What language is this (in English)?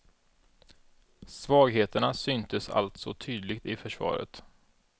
Swedish